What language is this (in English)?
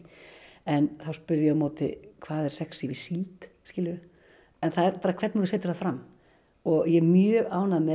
Icelandic